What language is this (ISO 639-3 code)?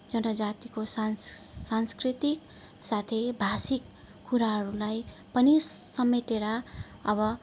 nep